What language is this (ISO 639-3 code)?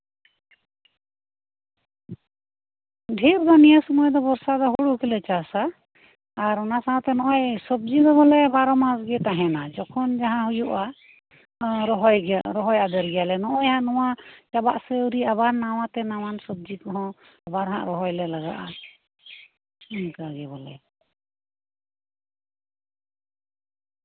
sat